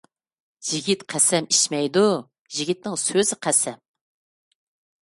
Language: Uyghur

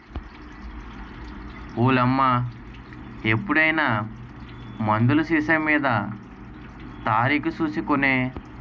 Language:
Telugu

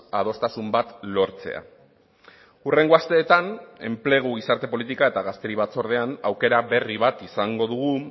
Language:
Basque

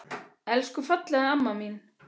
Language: Icelandic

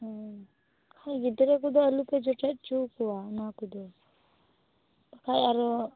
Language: Santali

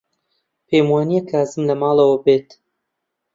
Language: Central Kurdish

